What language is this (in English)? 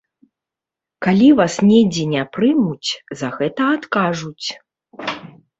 Belarusian